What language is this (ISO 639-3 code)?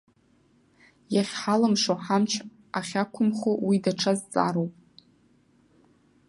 abk